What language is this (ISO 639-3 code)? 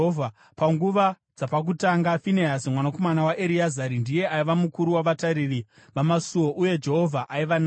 sna